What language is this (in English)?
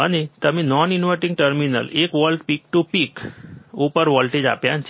Gujarati